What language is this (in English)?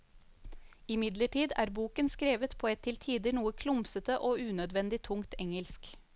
Norwegian